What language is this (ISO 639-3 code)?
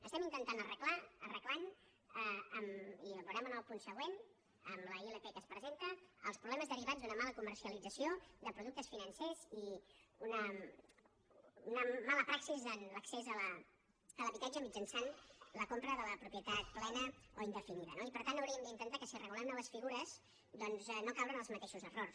cat